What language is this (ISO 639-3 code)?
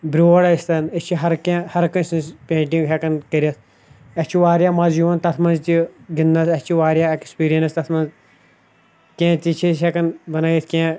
kas